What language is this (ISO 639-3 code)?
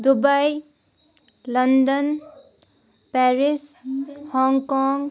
kas